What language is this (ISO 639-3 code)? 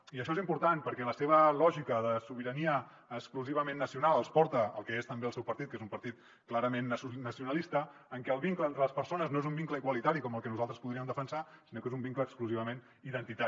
cat